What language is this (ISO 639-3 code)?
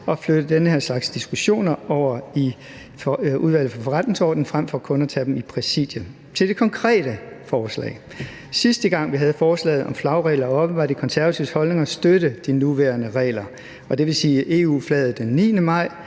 dan